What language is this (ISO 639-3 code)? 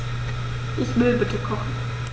deu